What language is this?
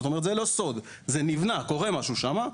Hebrew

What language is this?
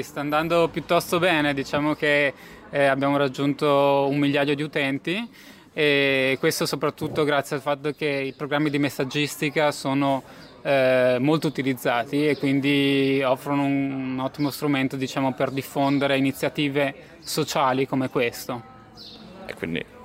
Italian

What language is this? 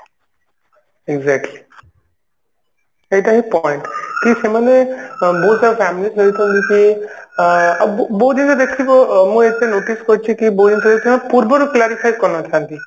Odia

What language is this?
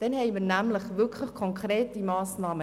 Swiss German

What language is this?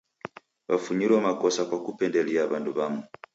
Taita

